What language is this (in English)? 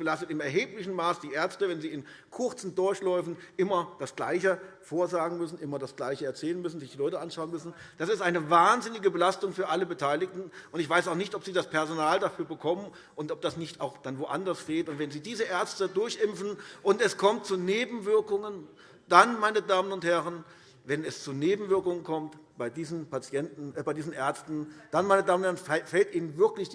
German